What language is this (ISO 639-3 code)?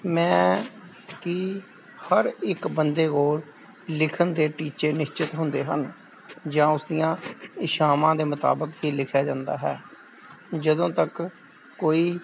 pan